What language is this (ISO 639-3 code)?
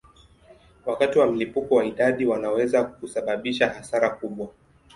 swa